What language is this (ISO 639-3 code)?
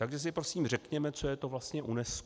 ces